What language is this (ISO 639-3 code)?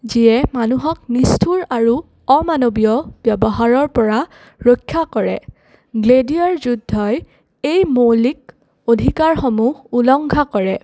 asm